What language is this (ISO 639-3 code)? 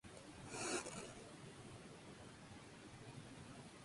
spa